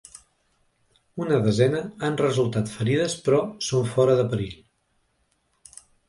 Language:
Catalan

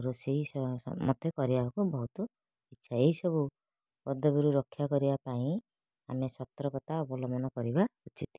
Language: Odia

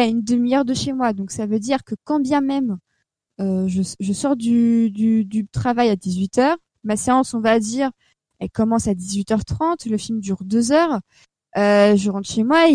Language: French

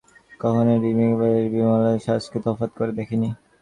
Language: Bangla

